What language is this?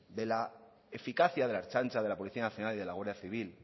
Spanish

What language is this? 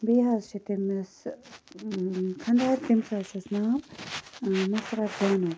Kashmiri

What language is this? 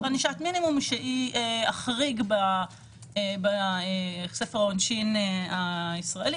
Hebrew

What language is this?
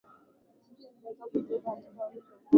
Swahili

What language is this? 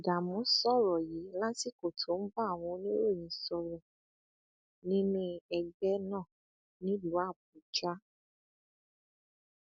Yoruba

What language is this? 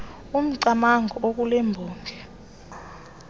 Xhosa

